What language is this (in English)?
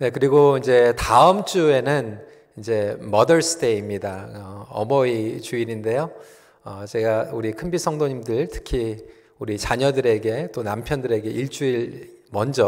Korean